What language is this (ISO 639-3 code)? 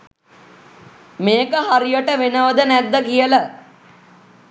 sin